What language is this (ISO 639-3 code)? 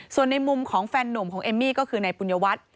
tha